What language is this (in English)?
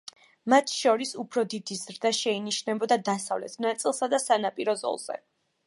Georgian